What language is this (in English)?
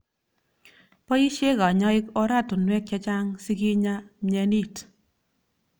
Kalenjin